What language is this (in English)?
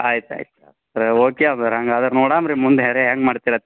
Kannada